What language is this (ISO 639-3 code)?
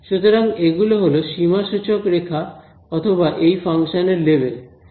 ben